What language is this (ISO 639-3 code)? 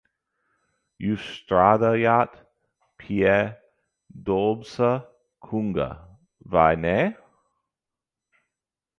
lav